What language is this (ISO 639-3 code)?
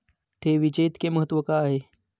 mar